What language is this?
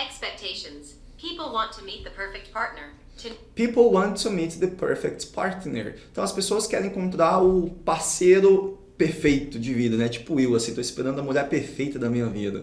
Portuguese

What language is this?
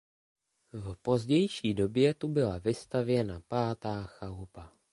Czech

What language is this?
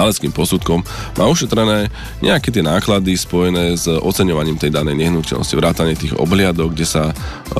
Slovak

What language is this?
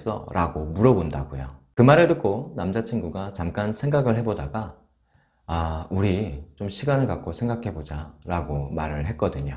Korean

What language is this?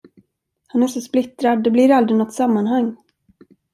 Swedish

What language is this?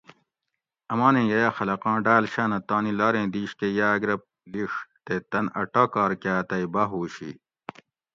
Gawri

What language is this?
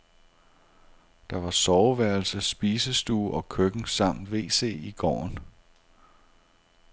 Danish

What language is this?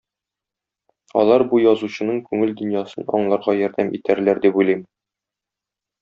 Tatar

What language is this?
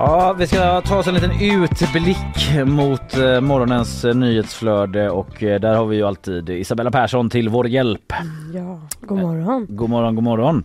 Swedish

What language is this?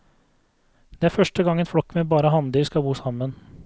Norwegian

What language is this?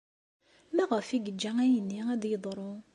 Kabyle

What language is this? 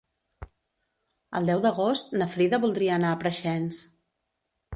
Catalan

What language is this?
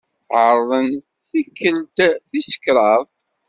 Kabyle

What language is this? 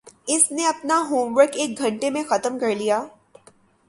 Urdu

